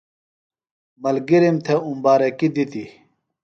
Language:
Phalura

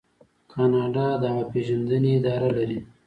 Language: Pashto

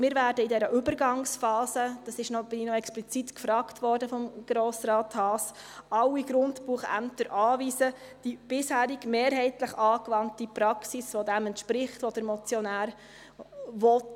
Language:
Swiss German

